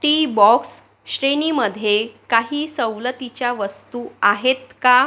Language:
Marathi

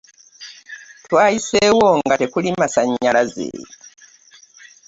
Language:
Ganda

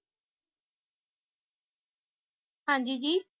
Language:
Punjabi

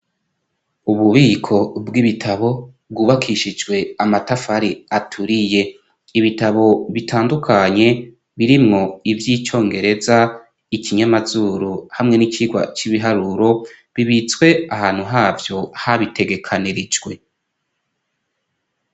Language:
Rundi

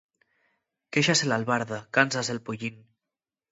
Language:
Asturian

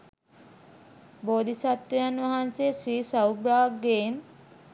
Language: Sinhala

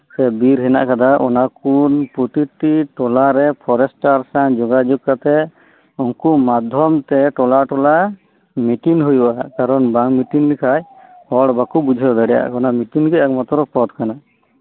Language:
Santali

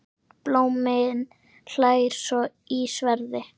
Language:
Icelandic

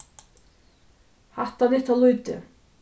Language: Faroese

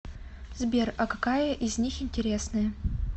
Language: Russian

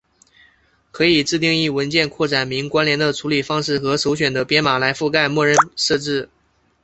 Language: Chinese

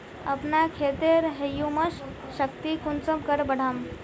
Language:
Magahi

